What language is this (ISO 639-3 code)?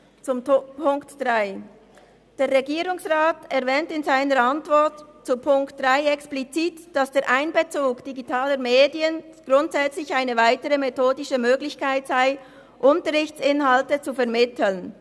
gsw